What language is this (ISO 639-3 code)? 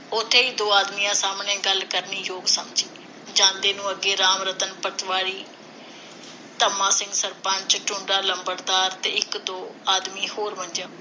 pan